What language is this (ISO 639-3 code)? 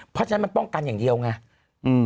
tha